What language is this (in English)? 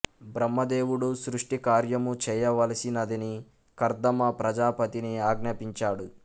Telugu